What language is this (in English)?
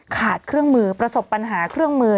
Thai